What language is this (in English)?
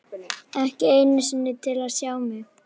Icelandic